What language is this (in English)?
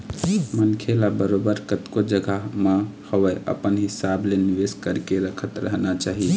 Chhattisgarhi